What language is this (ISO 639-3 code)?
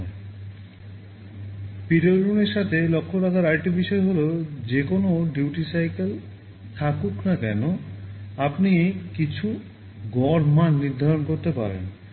ben